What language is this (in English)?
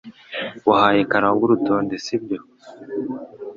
Kinyarwanda